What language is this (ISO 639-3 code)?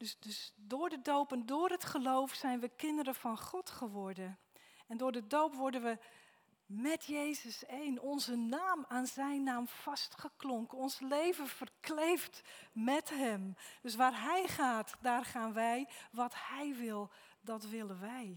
nld